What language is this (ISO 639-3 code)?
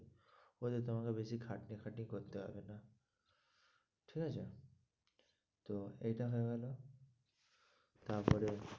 ben